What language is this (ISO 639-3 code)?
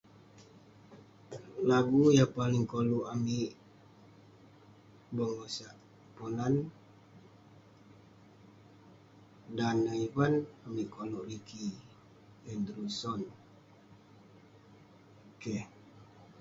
pne